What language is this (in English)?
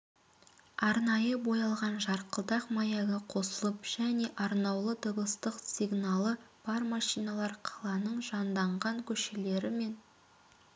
Kazakh